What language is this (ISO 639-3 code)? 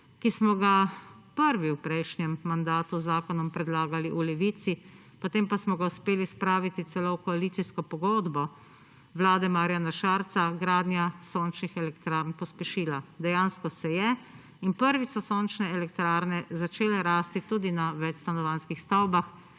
slv